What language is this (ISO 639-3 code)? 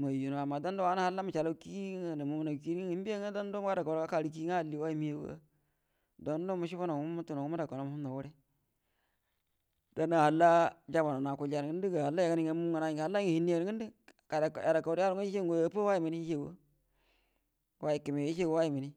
bdm